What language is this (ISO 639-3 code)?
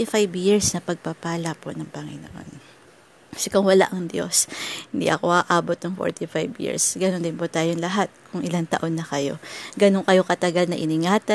fil